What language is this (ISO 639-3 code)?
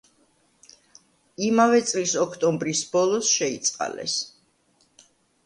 kat